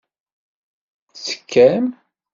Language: Kabyle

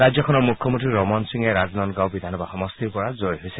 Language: Assamese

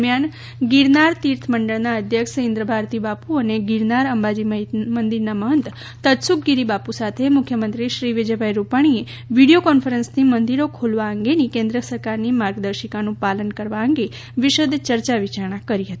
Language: Gujarati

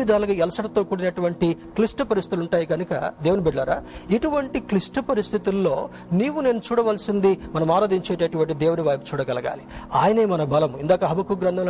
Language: Telugu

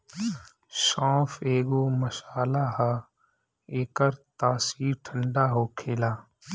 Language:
Bhojpuri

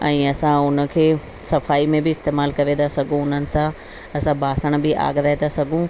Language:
Sindhi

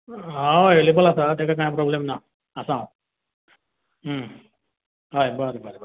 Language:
Konkani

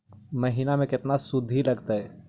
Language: Magahi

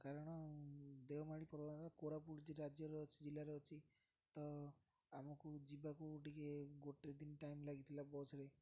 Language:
Odia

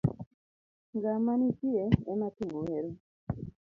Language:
Luo (Kenya and Tanzania)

